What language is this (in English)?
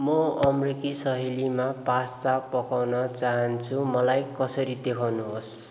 Nepali